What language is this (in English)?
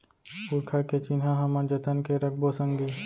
Chhattisgarhi